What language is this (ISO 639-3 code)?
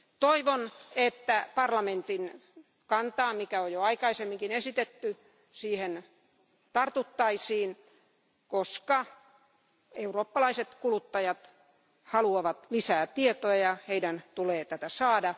fin